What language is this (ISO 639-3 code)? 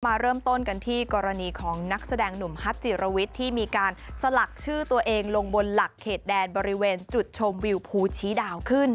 tha